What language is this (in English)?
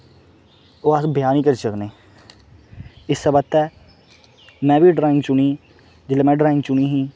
Dogri